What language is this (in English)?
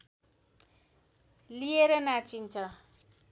Nepali